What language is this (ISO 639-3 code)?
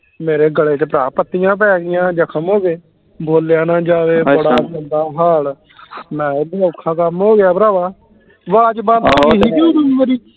pan